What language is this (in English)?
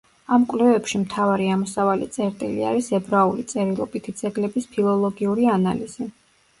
Georgian